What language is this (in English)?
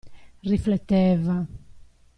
Italian